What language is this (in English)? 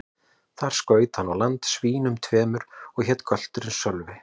Icelandic